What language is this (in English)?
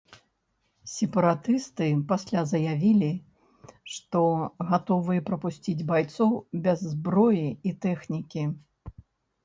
Belarusian